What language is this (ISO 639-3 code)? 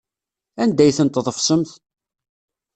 kab